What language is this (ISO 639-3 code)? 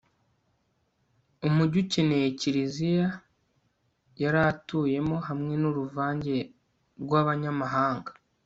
kin